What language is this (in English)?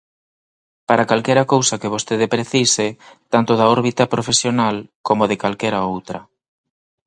Galician